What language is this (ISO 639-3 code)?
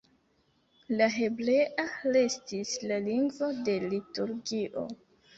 epo